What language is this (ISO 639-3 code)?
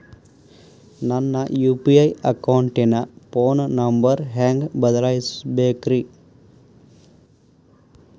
kan